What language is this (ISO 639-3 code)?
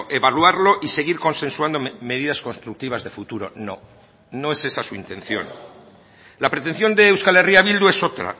spa